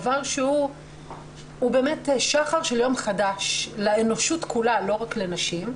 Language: Hebrew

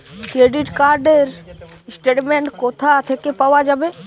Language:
Bangla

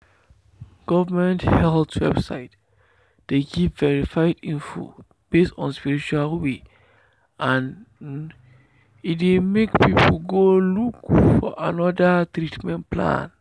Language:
Nigerian Pidgin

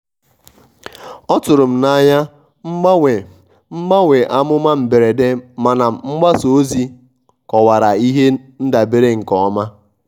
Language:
Igbo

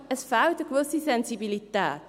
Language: Swiss German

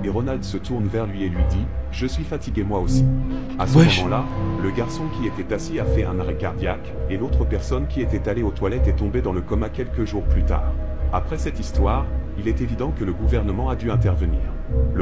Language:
French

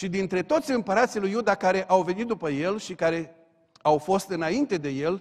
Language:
Romanian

